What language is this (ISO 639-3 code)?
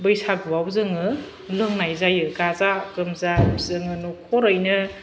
brx